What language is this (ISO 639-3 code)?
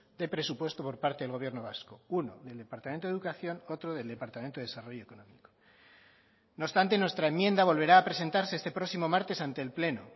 spa